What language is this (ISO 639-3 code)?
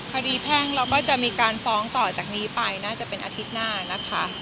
tha